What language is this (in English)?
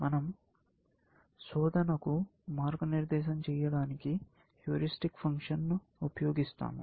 Telugu